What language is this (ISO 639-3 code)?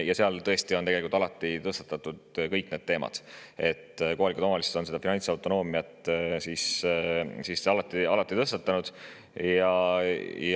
est